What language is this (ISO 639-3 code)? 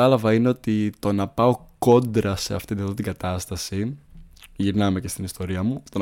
ell